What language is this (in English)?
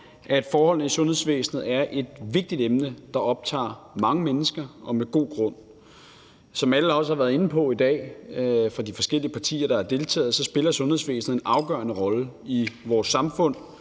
Danish